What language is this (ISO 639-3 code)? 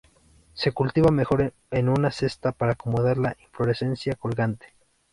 spa